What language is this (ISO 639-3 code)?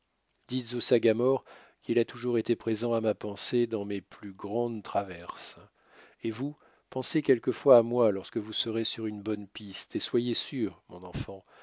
fra